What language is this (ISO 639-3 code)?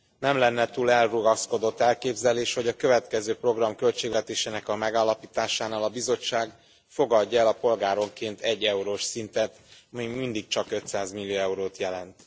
hun